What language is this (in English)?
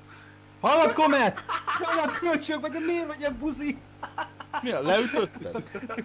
Hungarian